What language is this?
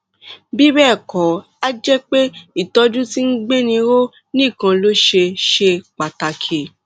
Yoruba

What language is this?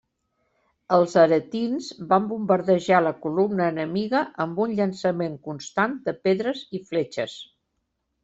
Catalan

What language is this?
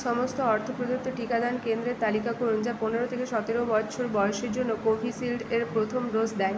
Bangla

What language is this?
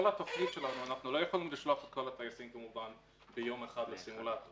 Hebrew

